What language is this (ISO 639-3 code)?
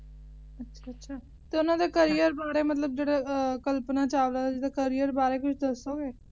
pan